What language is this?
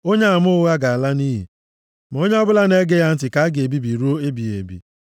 Igbo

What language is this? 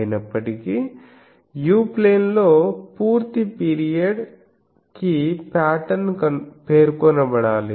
Telugu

